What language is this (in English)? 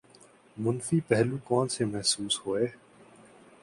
Urdu